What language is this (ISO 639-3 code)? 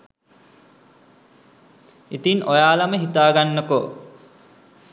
sin